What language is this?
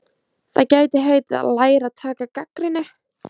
Icelandic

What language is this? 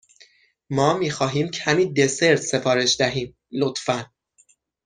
Persian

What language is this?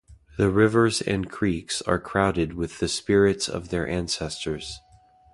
English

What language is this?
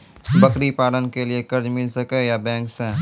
Maithili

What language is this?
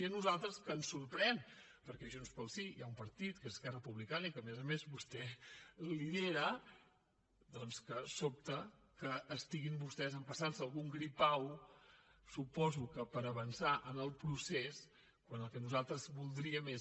Catalan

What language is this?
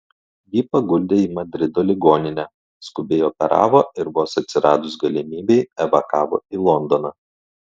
Lithuanian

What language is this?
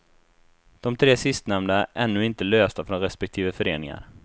Swedish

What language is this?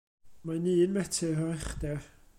Welsh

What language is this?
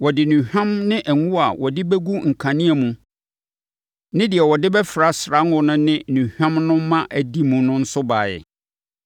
Akan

